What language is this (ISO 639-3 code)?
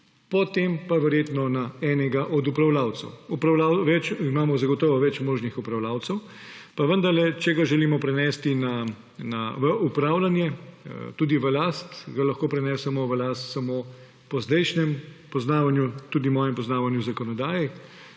slv